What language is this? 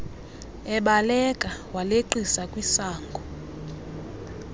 Xhosa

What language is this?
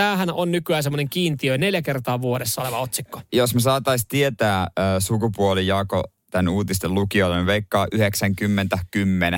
Finnish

